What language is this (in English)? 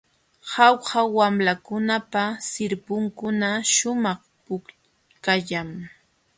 Jauja Wanca Quechua